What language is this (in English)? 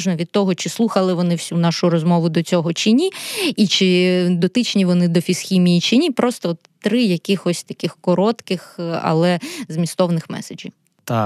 Ukrainian